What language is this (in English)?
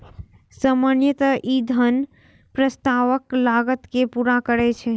Maithili